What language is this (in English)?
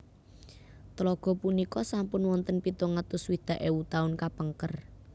Javanese